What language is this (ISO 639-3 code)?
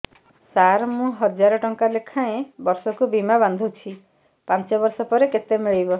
ori